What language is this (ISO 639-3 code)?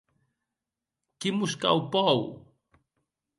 oci